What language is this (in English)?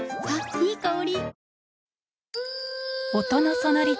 Japanese